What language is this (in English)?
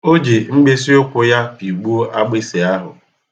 Igbo